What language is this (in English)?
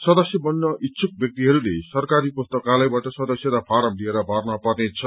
Nepali